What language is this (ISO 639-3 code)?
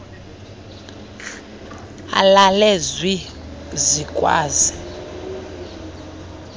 xho